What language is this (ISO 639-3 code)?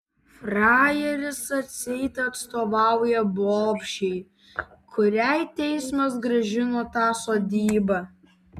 lit